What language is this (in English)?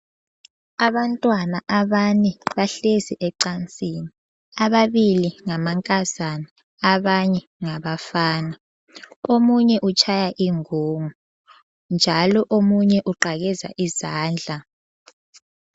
North Ndebele